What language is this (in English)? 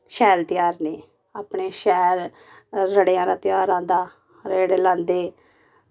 Dogri